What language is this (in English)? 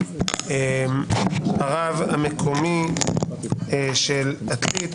Hebrew